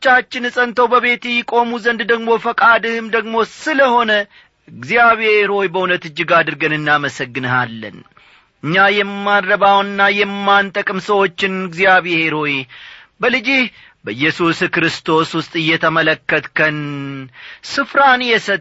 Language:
Amharic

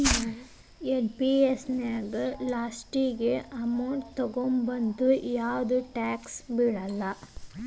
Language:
Kannada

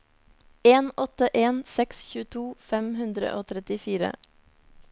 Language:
Norwegian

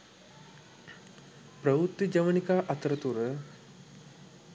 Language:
Sinhala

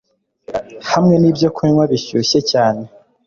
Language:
Kinyarwanda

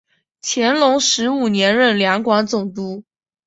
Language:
Chinese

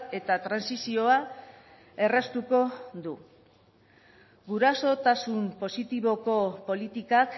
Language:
Basque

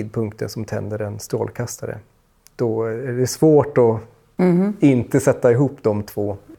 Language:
Swedish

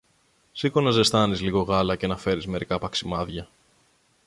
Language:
Greek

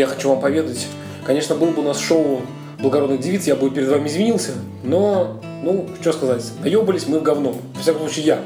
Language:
Russian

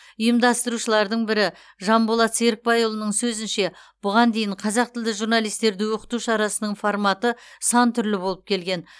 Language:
Kazakh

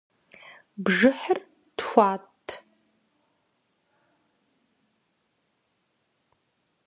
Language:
Kabardian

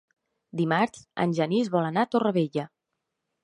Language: Catalan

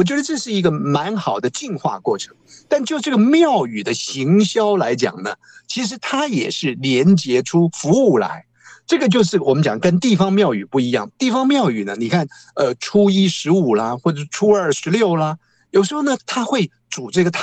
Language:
Chinese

